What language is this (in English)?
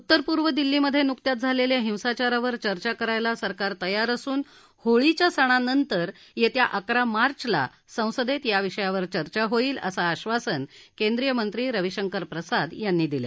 Marathi